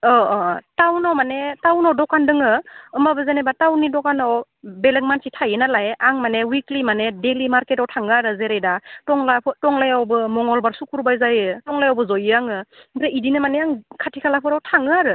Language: Bodo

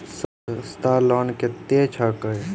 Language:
Maithili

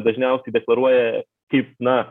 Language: Lithuanian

